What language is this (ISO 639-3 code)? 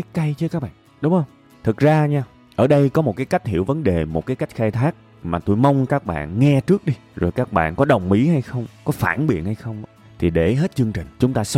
vie